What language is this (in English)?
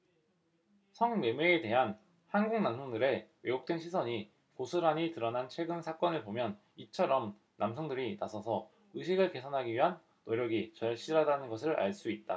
Korean